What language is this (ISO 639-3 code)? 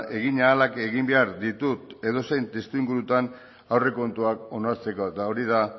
eus